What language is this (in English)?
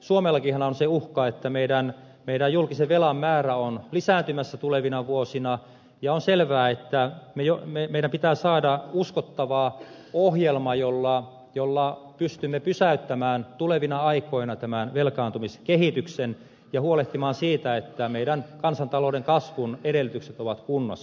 Finnish